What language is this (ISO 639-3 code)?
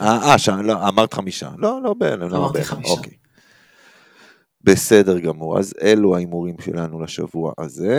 heb